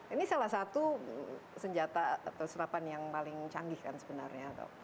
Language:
Indonesian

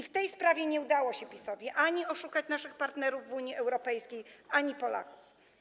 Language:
Polish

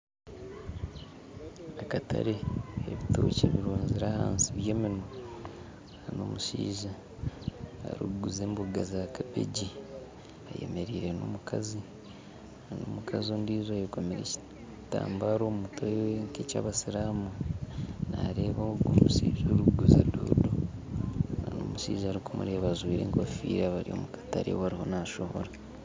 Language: Nyankole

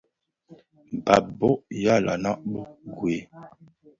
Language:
Bafia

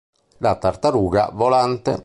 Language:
Italian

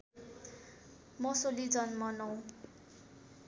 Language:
Nepali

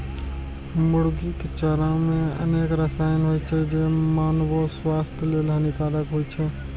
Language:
Maithili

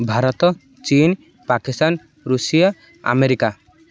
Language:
Odia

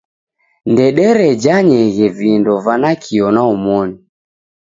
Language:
Taita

